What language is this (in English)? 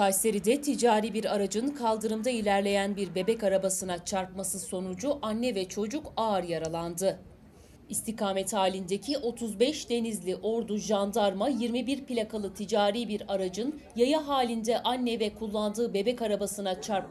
Turkish